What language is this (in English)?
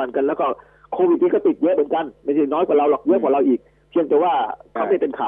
Thai